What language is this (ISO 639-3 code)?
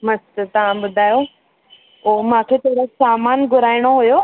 snd